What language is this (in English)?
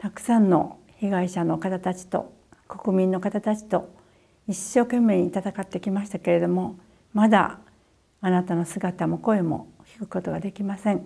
Japanese